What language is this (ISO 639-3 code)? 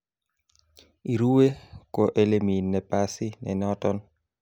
kln